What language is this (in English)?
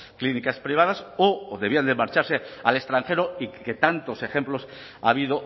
Spanish